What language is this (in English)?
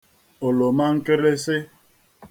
Igbo